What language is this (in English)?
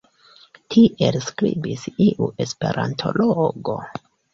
Esperanto